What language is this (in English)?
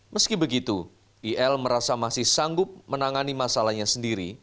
Indonesian